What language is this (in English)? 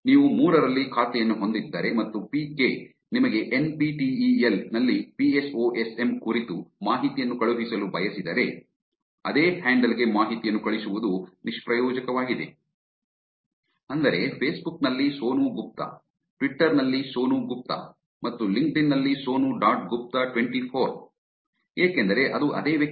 Kannada